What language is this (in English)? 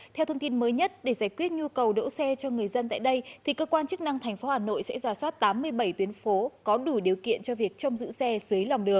Vietnamese